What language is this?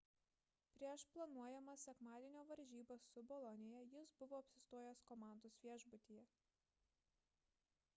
Lithuanian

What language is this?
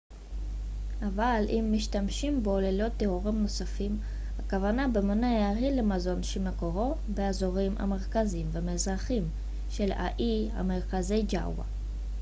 Hebrew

